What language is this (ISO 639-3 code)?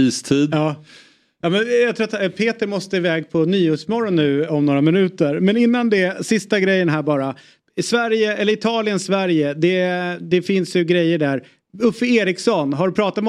swe